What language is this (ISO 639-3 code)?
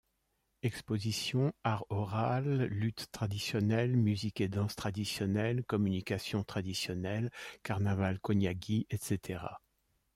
fra